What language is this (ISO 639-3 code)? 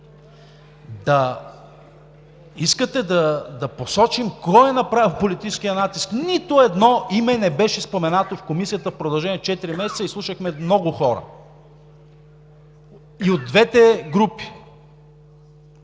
bul